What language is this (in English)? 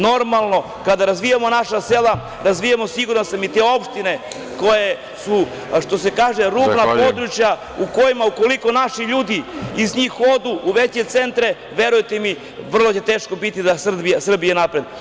Serbian